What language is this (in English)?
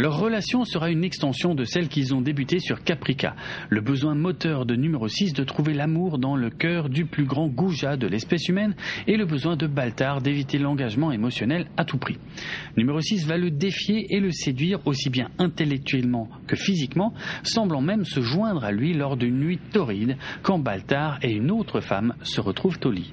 French